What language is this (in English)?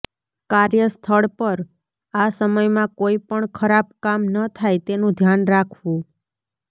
Gujarati